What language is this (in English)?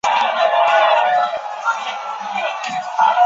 Chinese